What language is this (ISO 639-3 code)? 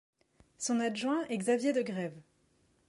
fra